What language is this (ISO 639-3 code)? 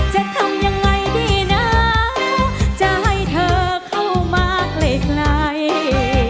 tha